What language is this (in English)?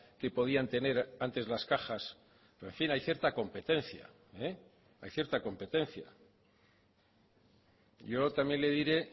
Spanish